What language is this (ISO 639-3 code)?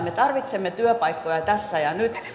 fin